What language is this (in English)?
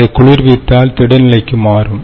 Tamil